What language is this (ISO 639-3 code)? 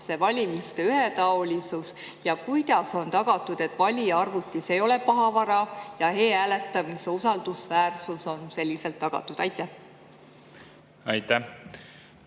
est